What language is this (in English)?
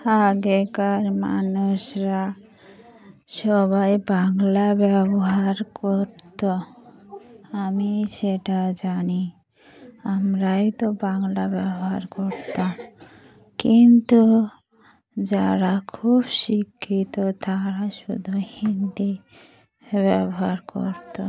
Bangla